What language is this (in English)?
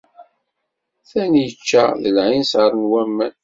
Kabyle